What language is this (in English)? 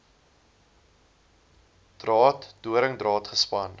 Afrikaans